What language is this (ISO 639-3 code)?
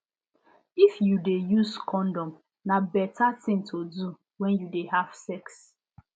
pcm